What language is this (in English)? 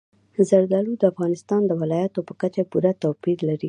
Pashto